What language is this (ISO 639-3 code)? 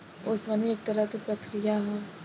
bho